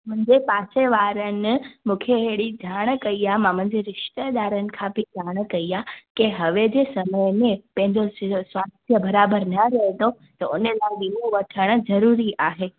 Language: Sindhi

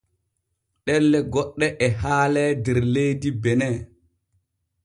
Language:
Borgu Fulfulde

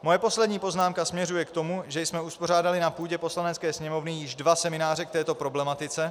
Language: Czech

